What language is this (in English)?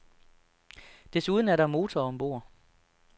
Danish